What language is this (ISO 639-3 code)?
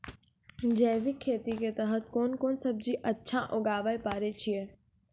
mai